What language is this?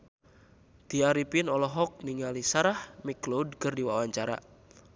Sundanese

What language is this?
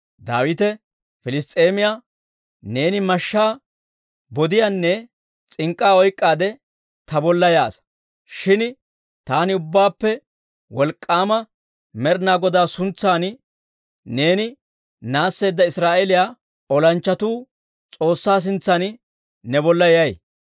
Dawro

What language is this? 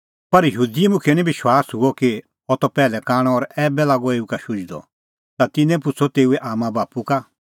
Kullu Pahari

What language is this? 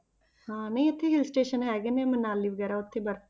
Punjabi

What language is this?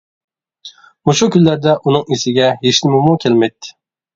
Uyghur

